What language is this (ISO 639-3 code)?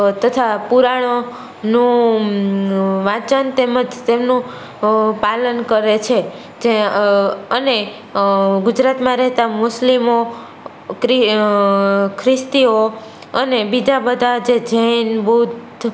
guj